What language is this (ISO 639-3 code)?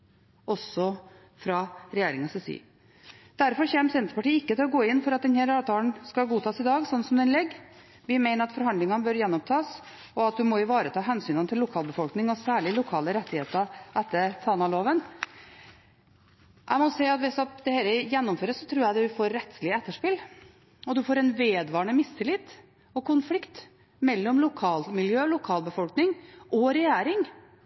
nob